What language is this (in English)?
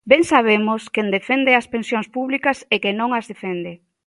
Galician